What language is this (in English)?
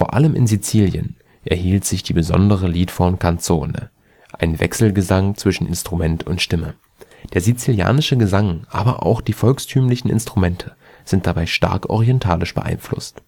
German